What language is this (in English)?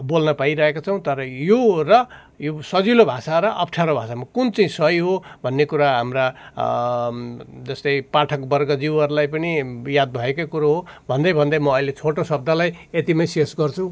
Nepali